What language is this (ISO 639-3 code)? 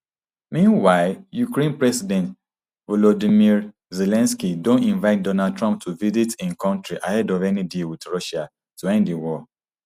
pcm